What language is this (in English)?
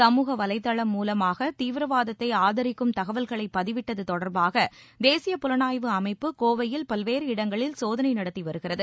Tamil